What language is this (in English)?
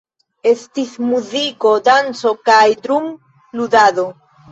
Esperanto